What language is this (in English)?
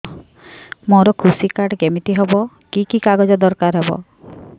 Odia